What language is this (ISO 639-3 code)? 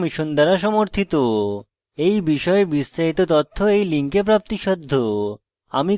ben